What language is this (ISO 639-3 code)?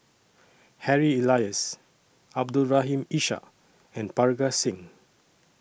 eng